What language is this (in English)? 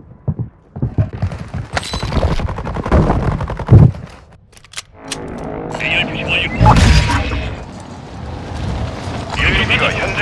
Korean